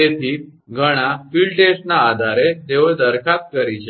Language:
Gujarati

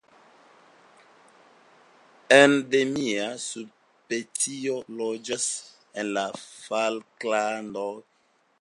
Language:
Esperanto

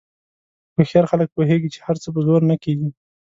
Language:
Pashto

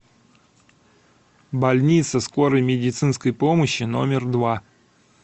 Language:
Russian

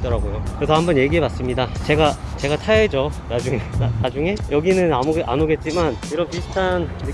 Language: Korean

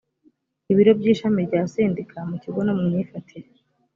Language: Kinyarwanda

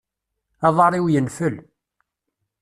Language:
Kabyle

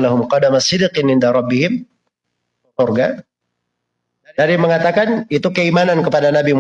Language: Indonesian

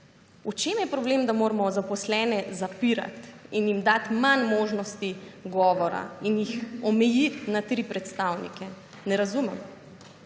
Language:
Slovenian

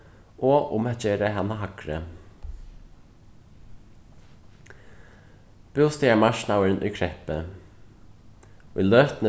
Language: Faroese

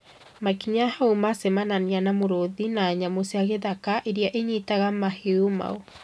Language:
Kikuyu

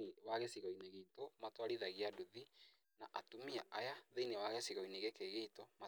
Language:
Kikuyu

